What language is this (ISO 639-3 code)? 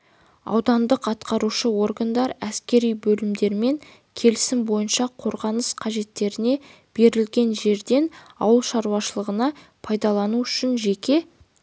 kaz